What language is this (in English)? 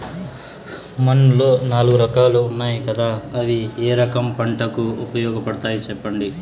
Telugu